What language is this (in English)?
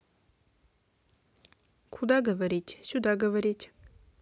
Russian